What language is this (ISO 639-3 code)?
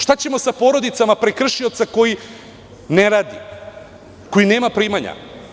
srp